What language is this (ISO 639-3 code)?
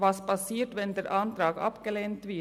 gsw